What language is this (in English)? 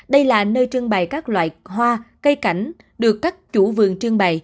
Vietnamese